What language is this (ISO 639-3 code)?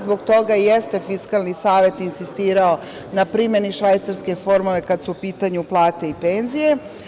srp